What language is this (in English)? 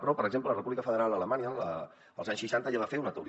Catalan